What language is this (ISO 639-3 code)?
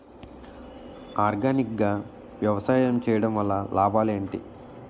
tel